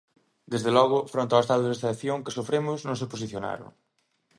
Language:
Galician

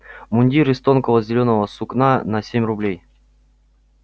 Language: Russian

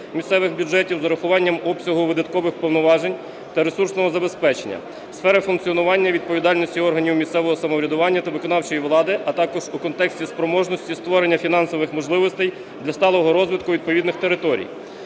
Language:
Ukrainian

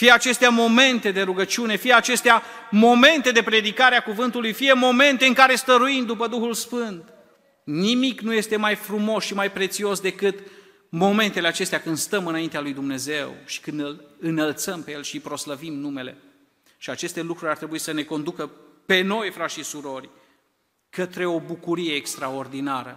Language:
Romanian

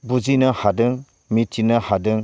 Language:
Bodo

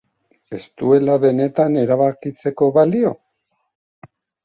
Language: Basque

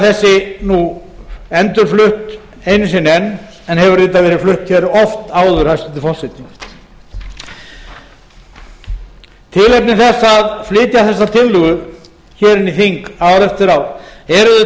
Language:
Icelandic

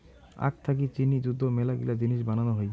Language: Bangla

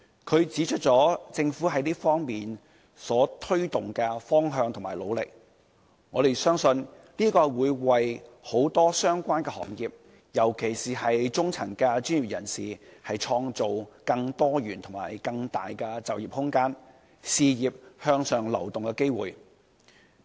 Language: Cantonese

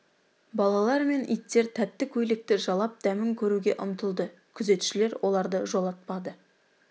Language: Kazakh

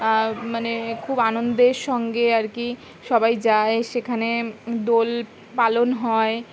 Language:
Bangla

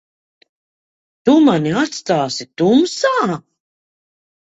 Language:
Latvian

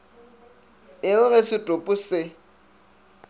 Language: Northern Sotho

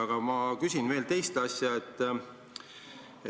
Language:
Estonian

